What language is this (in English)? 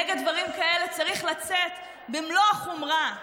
Hebrew